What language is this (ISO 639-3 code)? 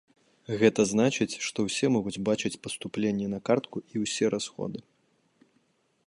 bel